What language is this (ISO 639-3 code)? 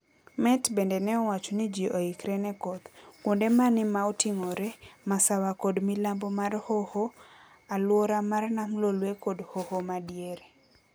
luo